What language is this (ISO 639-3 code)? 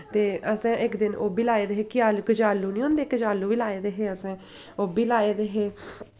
doi